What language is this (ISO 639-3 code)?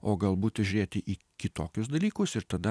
lit